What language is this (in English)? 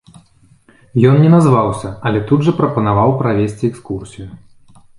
Belarusian